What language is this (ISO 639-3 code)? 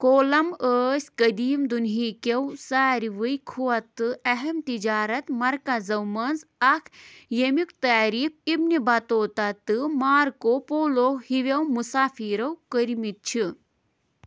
kas